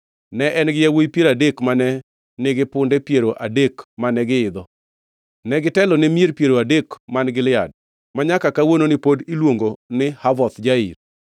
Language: Luo (Kenya and Tanzania)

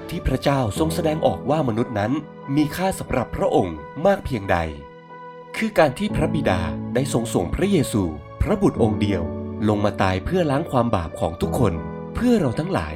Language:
Thai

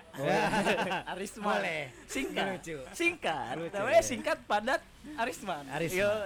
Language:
Indonesian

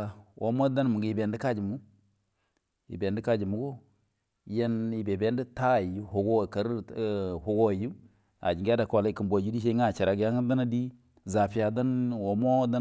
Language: Buduma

